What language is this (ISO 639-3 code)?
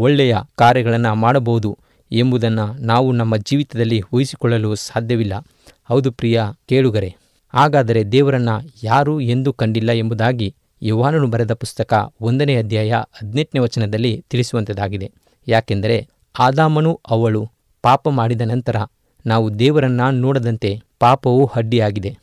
kan